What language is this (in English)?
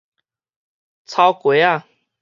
Min Nan Chinese